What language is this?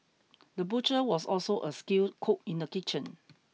English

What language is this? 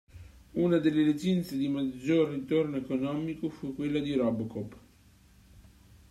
Italian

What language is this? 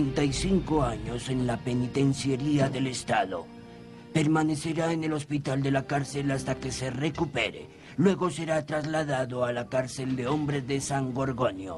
Spanish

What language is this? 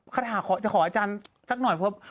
Thai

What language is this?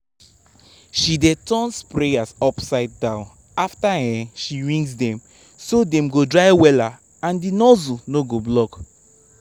Nigerian Pidgin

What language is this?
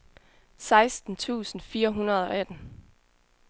Danish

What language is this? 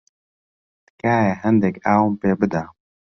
Central Kurdish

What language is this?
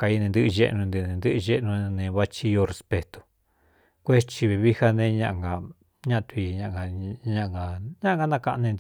Cuyamecalco Mixtec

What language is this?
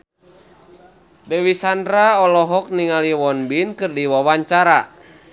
Sundanese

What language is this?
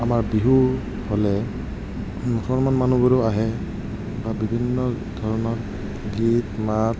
Assamese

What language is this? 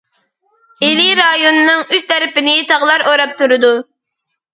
Uyghur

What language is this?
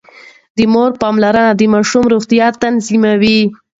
Pashto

